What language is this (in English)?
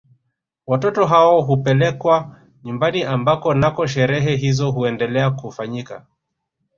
Swahili